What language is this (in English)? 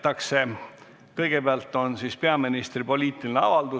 Estonian